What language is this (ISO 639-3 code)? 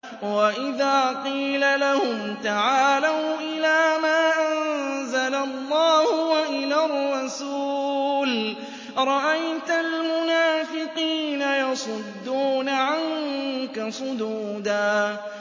ara